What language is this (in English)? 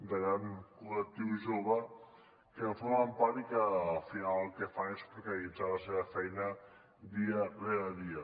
Catalan